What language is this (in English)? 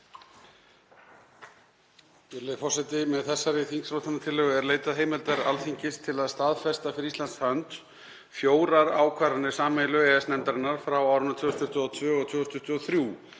Icelandic